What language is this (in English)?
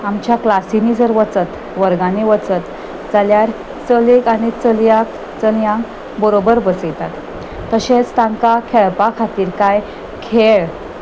Konkani